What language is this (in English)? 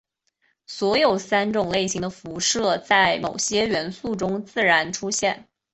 Chinese